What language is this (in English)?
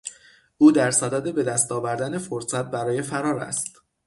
Persian